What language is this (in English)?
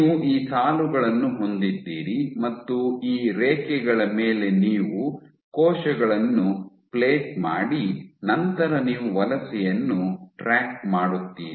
Kannada